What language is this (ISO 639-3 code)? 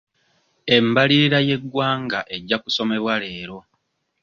lug